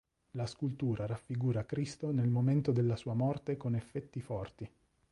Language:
Italian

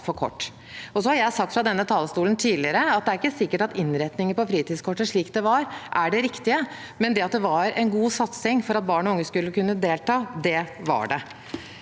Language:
Norwegian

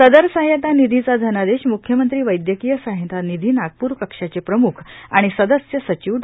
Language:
Marathi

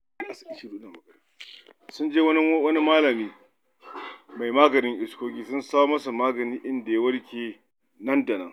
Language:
Hausa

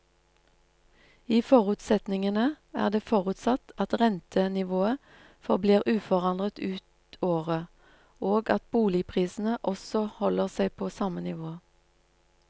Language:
Norwegian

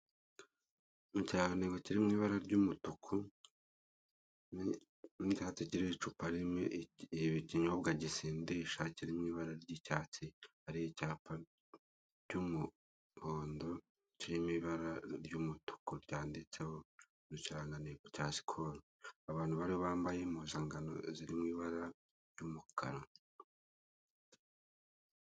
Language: Kinyarwanda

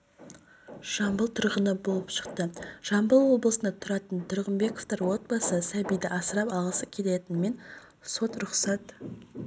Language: Kazakh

